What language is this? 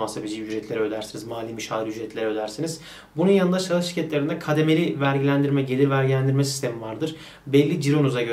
Turkish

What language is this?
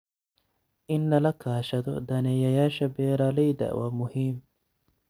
Somali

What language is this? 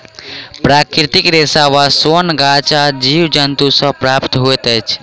Maithili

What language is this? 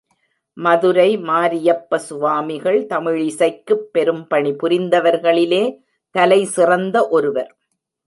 Tamil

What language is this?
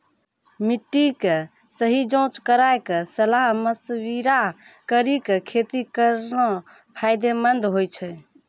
Maithili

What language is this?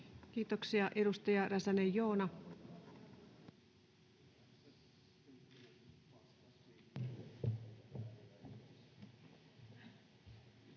Finnish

